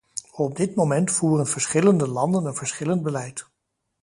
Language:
Dutch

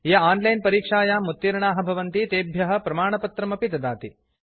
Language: Sanskrit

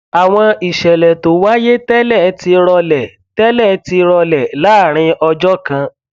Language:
Yoruba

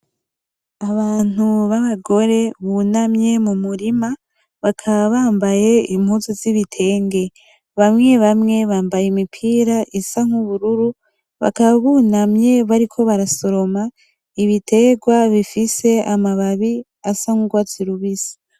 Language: Rundi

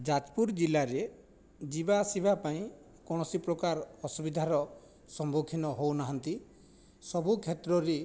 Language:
Odia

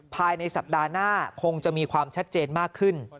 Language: Thai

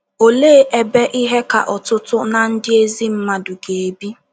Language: Igbo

